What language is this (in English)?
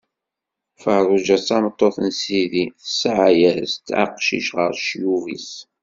Kabyle